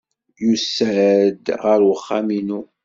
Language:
Kabyle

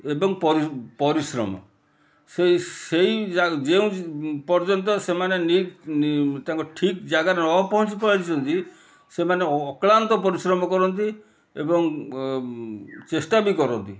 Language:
Odia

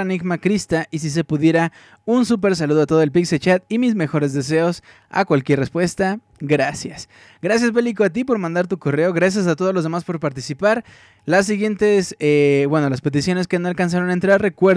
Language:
Spanish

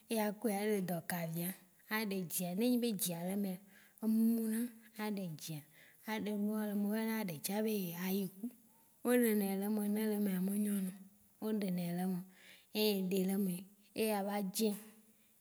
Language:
Waci Gbe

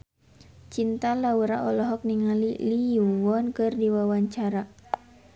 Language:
Sundanese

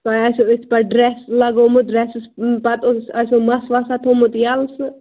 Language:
Kashmiri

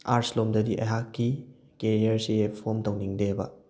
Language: Manipuri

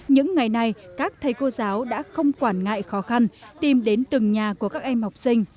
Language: Vietnamese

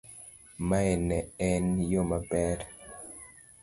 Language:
Luo (Kenya and Tanzania)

